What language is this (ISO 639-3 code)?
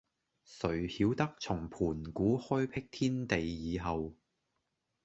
yue